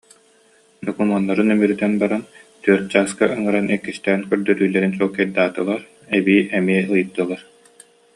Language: Yakut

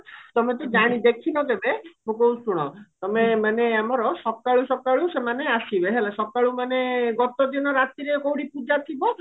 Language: Odia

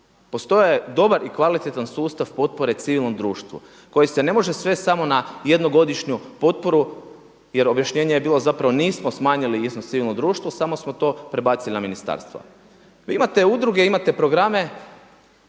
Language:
Croatian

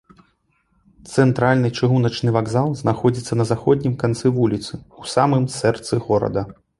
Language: Belarusian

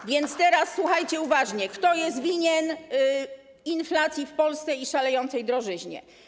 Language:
Polish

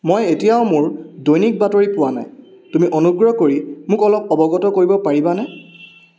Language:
Assamese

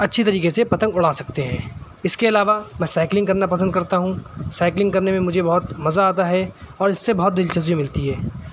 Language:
Urdu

